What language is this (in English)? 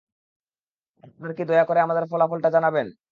Bangla